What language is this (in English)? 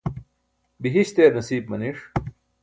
Burushaski